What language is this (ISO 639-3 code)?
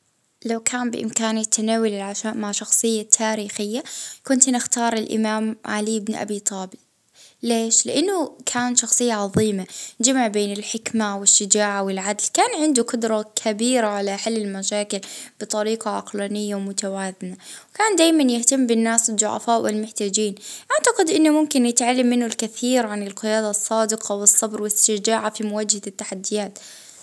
ayl